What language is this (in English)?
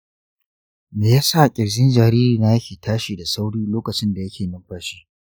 Hausa